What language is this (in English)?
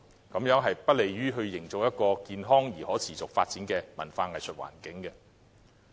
Cantonese